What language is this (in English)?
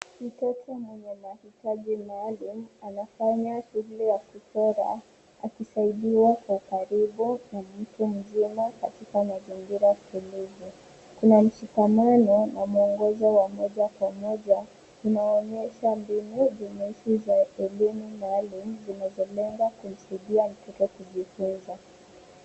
Swahili